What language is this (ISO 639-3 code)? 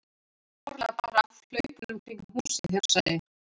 isl